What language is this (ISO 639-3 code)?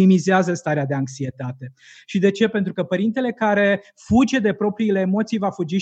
ron